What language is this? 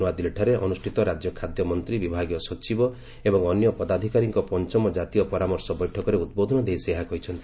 Odia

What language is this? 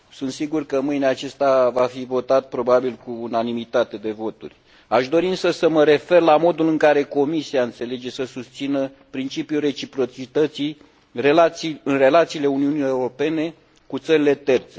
Romanian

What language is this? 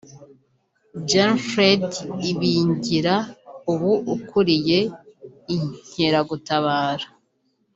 Kinyarwanda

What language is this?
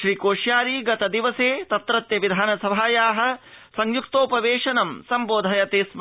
Sanskrit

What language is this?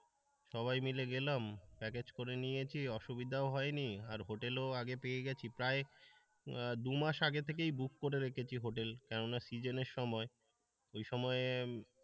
Bangla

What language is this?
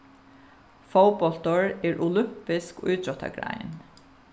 Faroese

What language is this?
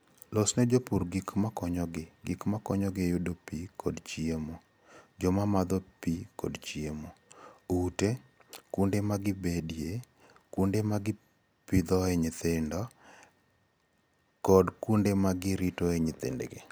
Luo (Kenya and Tanzania)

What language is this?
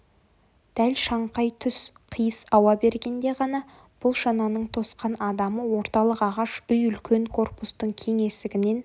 Kazakh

